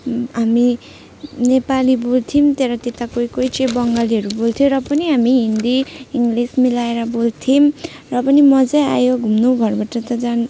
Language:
Nepali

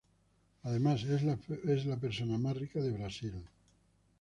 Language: Spanish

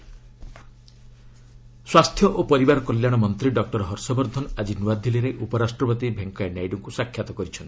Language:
Odia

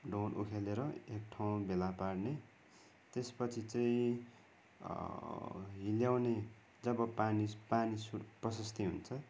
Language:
Nepali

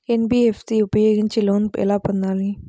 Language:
Telugu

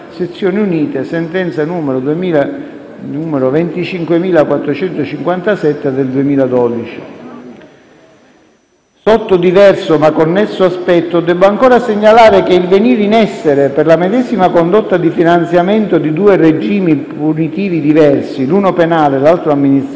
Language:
Italian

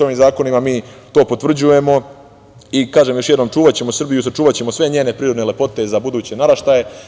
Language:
Serbian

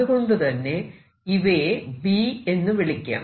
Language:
Malayalam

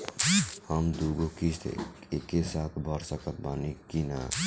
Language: Bhojpuri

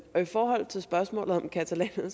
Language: Danish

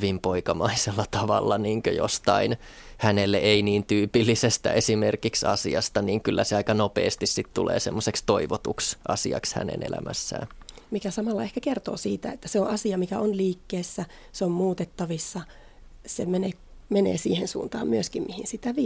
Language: Finnish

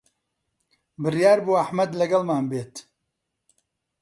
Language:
Central Kurdish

